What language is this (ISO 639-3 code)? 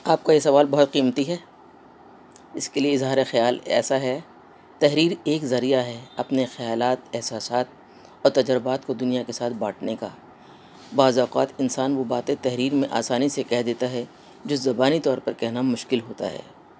urd